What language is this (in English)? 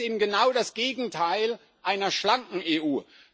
German